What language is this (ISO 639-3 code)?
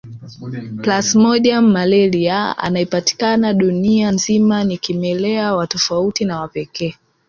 swa